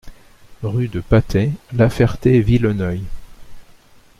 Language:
French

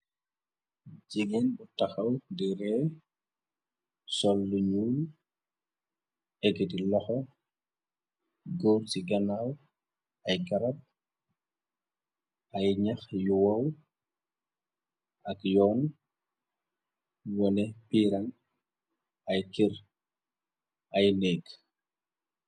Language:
Wolof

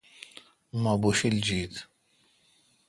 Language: Kalkoti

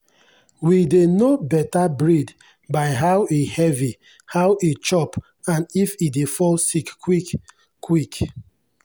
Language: Nigerian Pidgin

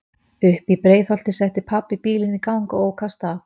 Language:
Icelandic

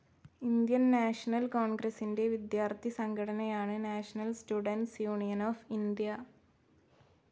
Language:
Malayalam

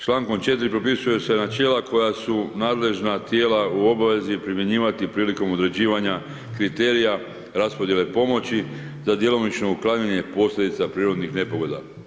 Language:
Croatian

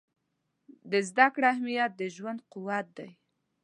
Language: Pashto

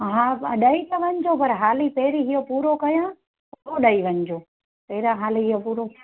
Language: Sindhi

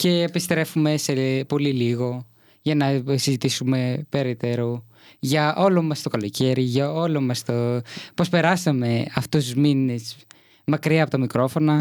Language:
Greek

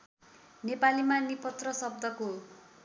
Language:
Nepali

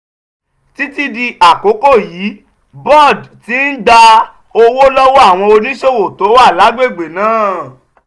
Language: Yoruba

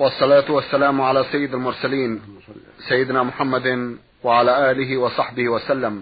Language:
Arabic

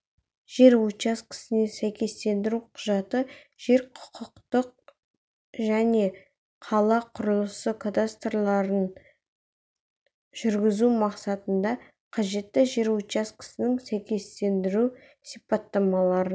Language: Kazakh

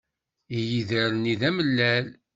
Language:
Kabyle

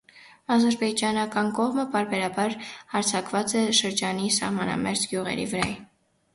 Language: Armenian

